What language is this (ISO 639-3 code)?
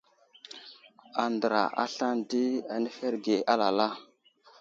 udl